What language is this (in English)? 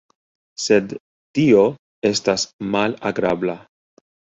Esperanto